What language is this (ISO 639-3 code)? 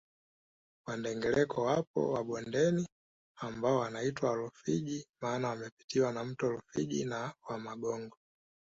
swa